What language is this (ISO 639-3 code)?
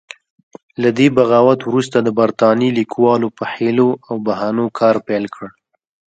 pus